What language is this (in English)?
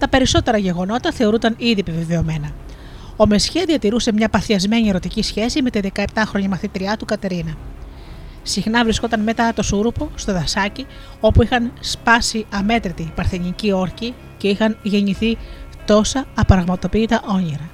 Greek